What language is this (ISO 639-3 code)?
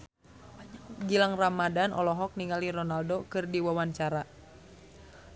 sun